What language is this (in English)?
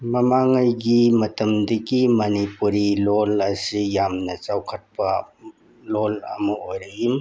Manipuri